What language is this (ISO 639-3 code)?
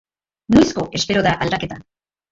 eus